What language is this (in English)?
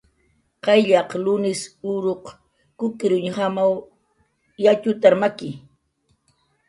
Jaqaru